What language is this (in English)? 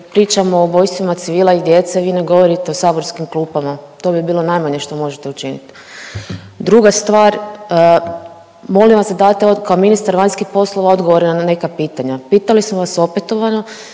Croatian